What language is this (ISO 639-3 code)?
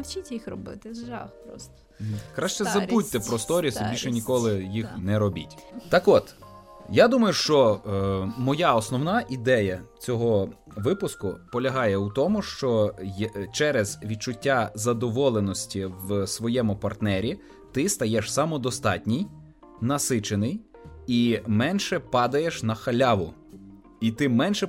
ukr